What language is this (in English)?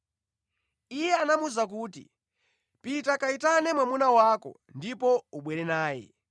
Nyanja